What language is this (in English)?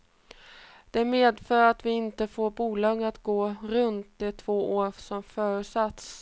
Swedish